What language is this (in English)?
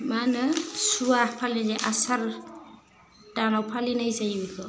Bodo